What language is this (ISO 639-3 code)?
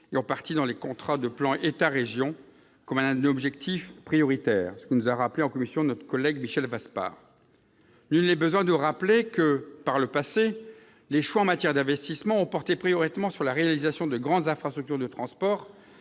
fra